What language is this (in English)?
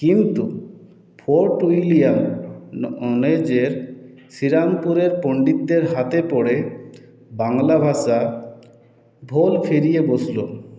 Bangla